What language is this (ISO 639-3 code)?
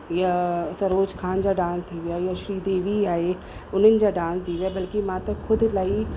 snd